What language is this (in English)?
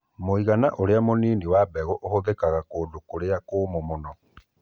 Kikuyu